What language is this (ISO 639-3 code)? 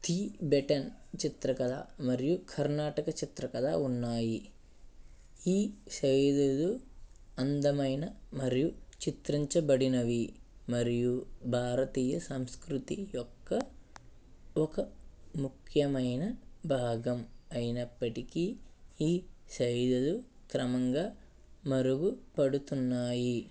tel